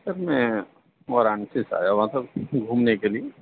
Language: Urdu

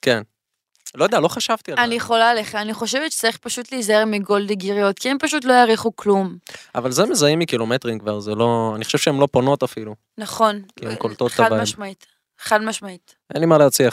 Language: Hebrew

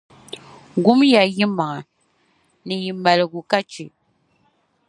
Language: Dagbani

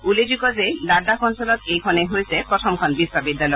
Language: Assamese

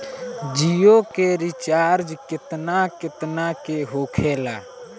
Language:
Bhojpuri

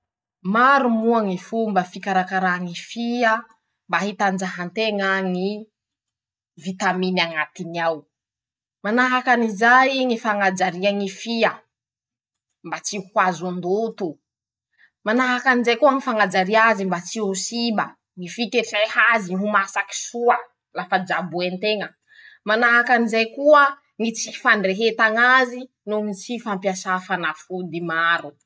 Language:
Masikoro Malagasy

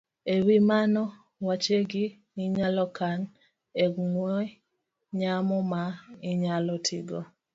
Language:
Luo (Kenya and Tanzania)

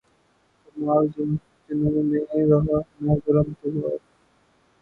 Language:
Urdu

